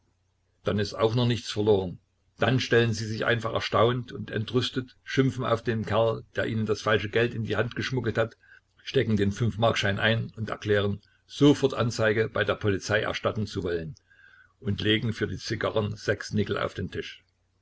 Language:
German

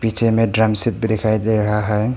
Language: Hindi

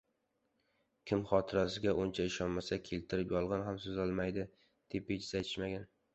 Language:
Uzbek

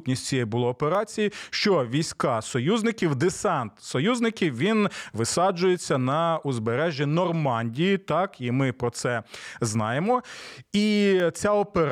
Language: Ukrainian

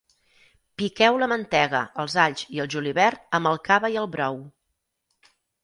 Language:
Catalan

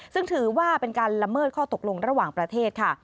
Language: Thai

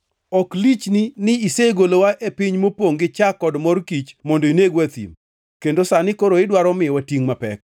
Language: Luo (Kenya and Tanzania)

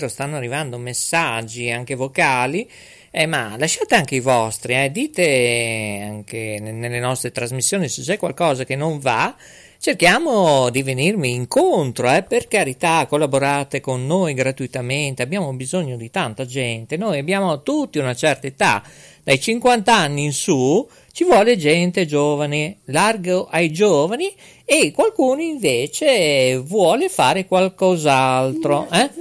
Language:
Italian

